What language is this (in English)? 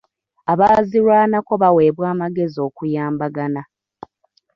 Ganda